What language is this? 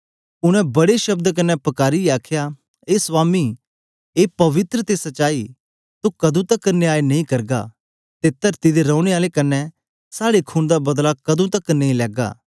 Dogri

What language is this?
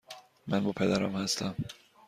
Persian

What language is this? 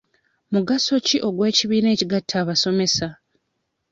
Ganda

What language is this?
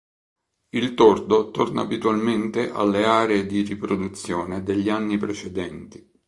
Italian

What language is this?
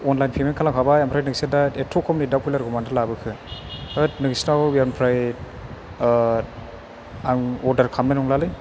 Bodo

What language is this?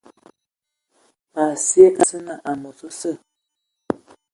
Ewondo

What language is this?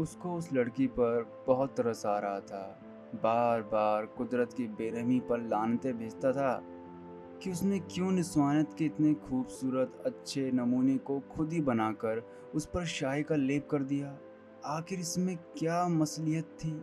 Hindi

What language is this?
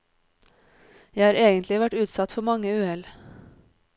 Norwegian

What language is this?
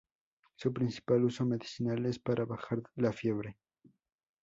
Spanish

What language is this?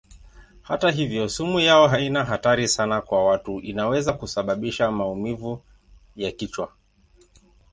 Swahili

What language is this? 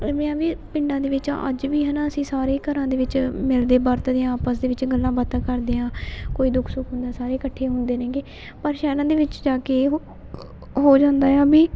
Punjabi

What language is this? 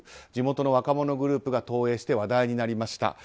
Japanese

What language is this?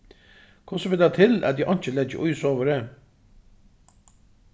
Faroese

